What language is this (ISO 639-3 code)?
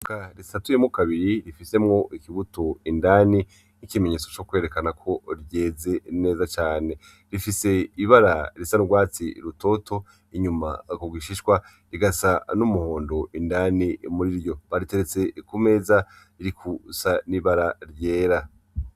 run